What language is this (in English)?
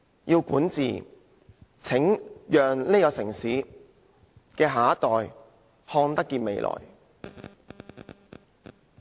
Cantonese